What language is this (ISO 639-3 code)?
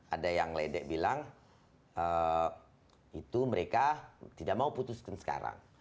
ind